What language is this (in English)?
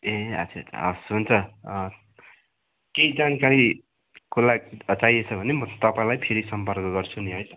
Nepali